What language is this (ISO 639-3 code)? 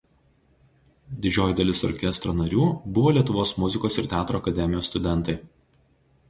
lit